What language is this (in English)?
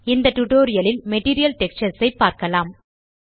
Tamil